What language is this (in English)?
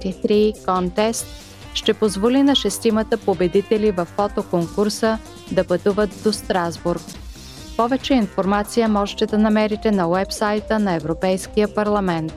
Bulgarian